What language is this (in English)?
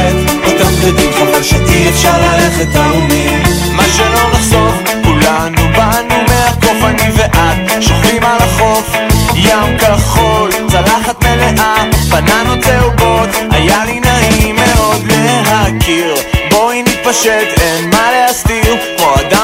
Hebrew